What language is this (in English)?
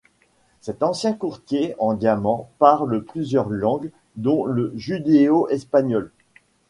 French